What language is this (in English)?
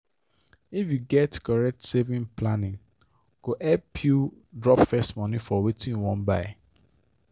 Nigerian Pidgin